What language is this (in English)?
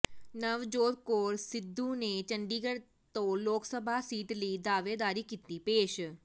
Punjabi